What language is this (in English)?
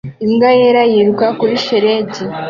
Kinyarwanda